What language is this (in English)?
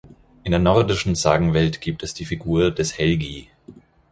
German